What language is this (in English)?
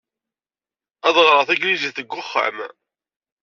Kabyle